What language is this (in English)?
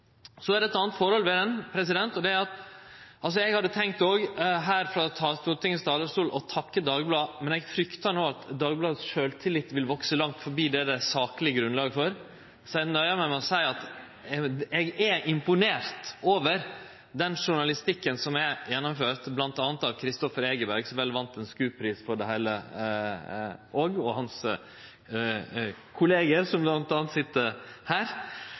Norwegian Nynorsk